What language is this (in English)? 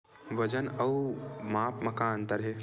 Chhattisgarhi